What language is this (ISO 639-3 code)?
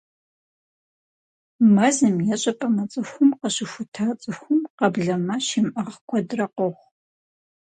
kbd